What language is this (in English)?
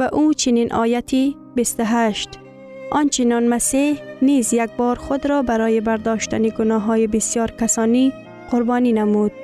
Persian